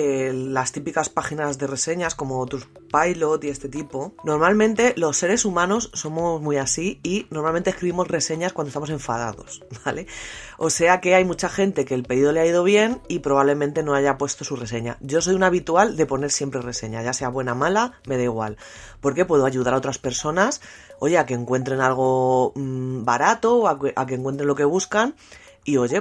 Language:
Spanish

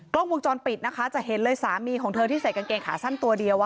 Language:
Thai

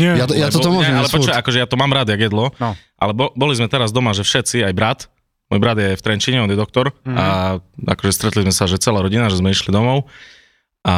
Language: Slovak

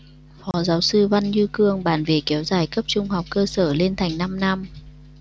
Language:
Vietnamese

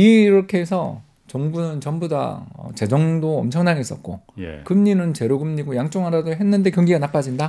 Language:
Korean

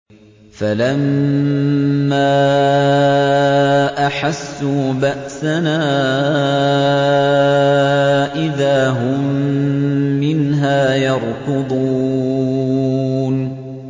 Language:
Arabic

